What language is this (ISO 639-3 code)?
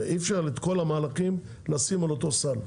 heb